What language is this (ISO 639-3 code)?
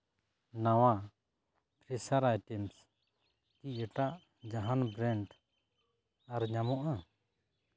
sat